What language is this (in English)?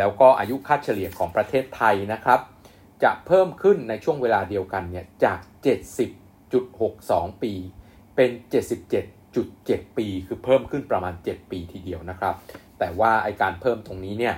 Thai